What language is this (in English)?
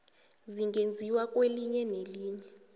South Ndebele